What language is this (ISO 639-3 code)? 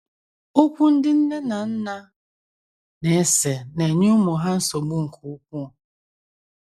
ibo